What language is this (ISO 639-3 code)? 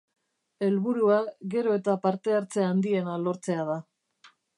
eus